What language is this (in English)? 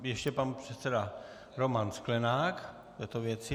Czech